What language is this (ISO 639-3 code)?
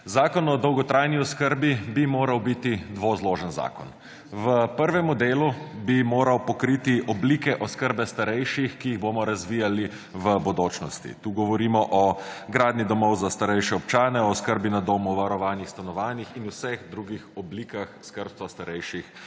slv